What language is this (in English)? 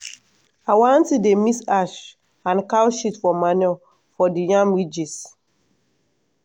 Nigerian Pidgin